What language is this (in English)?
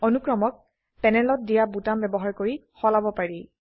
Assamese